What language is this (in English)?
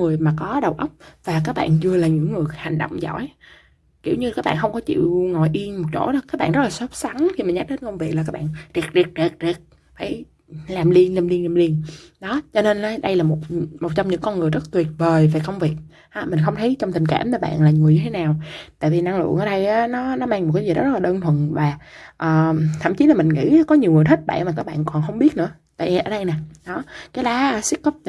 Vietnamese